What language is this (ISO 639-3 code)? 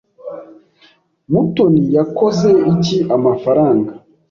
kin